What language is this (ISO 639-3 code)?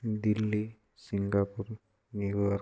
ori